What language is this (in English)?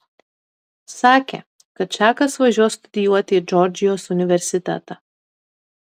Lithuanian